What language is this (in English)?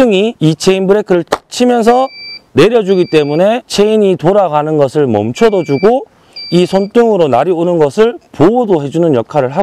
Korean